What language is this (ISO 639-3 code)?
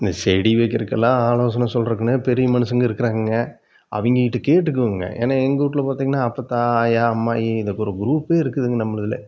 tam